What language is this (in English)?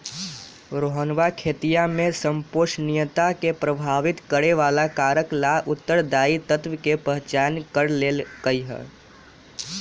Magahi